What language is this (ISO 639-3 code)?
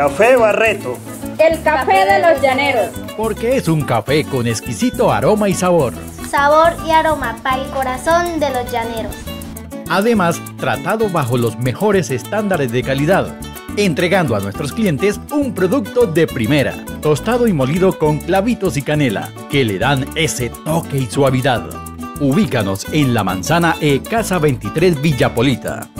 spa